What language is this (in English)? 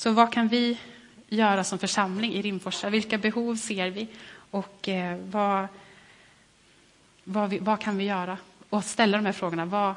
Swedish